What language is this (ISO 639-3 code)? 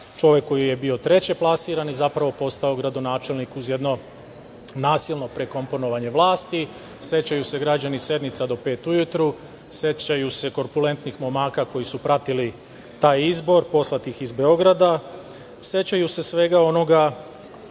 srp